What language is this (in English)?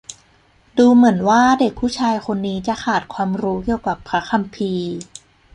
Thai